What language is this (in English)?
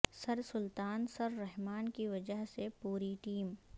Urdu